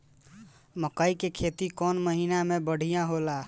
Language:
Bhojpuri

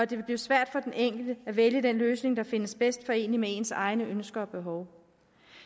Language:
Danish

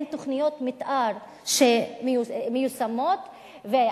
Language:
Hebrew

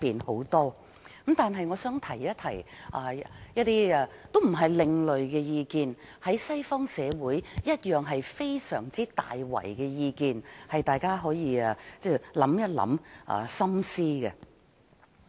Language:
Cantonese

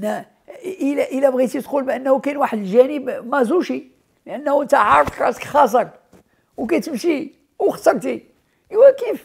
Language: Arabic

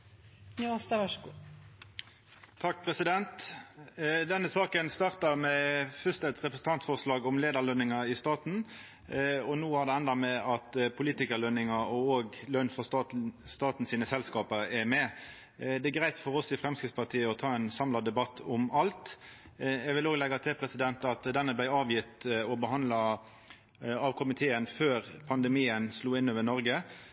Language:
Norwegian Nynorsk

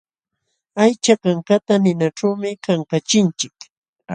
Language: Jauja Wanca Quechua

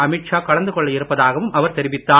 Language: Tamil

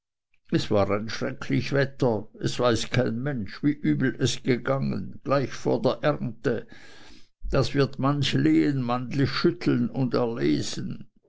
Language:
German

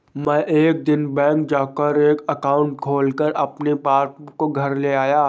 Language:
Hindi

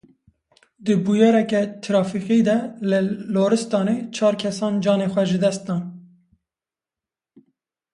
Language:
Kurdish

